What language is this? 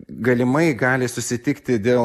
Lithuanian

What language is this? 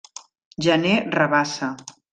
Catalan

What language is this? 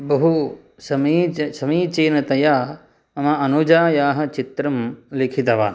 Sanskrit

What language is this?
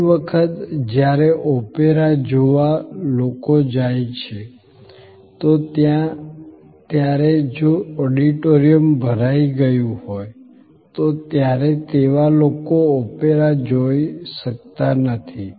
Gujarati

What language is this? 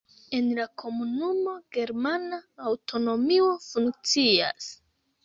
Esperanto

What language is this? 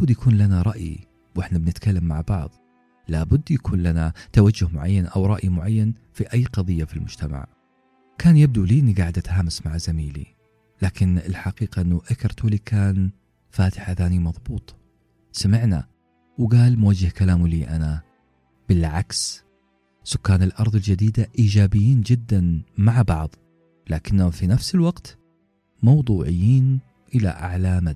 Arabic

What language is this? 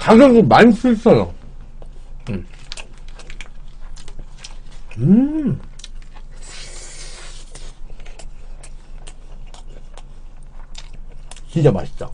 Korean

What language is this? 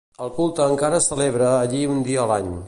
Catalan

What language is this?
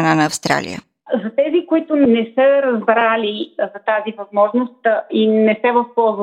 Bulgarian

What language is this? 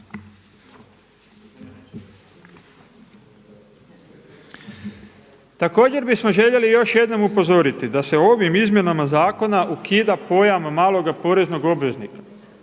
Croatian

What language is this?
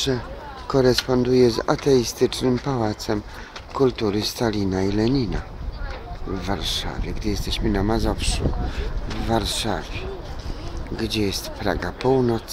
Polish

